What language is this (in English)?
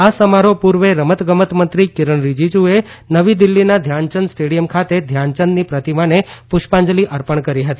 Gujarati